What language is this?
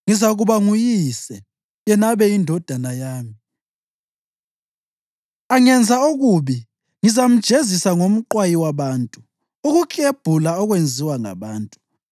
North Ndebele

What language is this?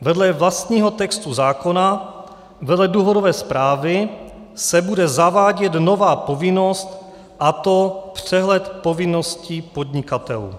Czech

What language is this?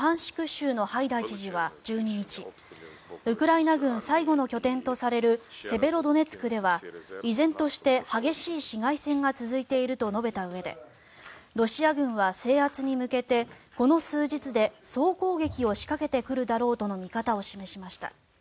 Japanese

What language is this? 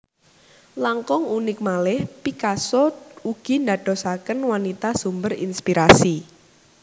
Javanese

